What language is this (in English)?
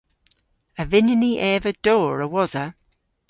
Cornish